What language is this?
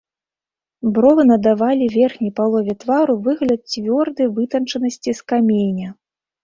Belarusian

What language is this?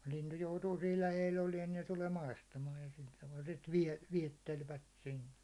Finnish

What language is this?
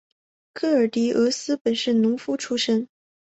Chinese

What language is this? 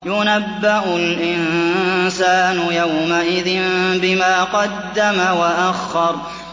Arabic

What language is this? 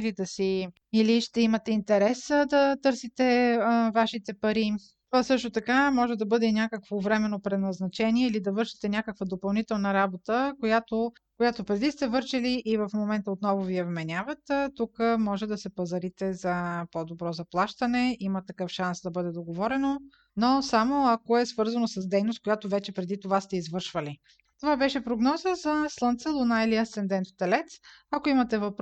Bulgarian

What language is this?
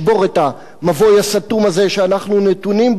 Hebrew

